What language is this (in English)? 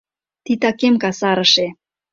Mari